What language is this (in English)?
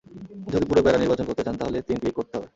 Bangla